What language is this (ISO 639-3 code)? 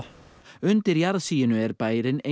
isl